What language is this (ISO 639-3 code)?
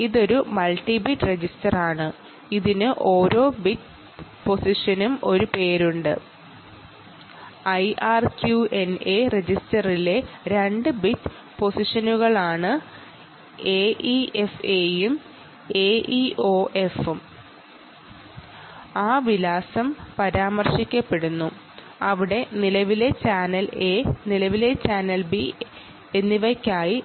mal